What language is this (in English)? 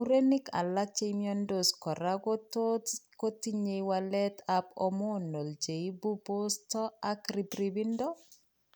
Kalenjin